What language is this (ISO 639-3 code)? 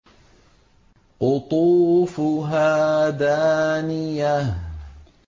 ara